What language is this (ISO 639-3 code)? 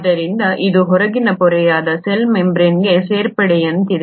kan